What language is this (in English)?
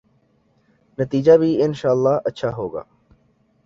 Urdu